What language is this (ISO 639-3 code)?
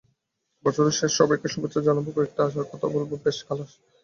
ben